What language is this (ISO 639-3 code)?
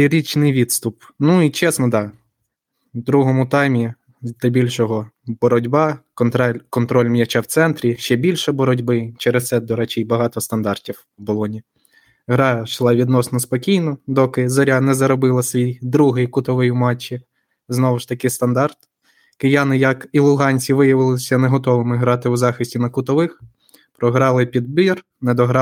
ukr